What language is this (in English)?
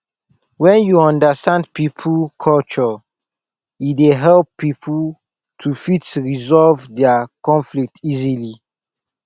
Nigerian Pidgin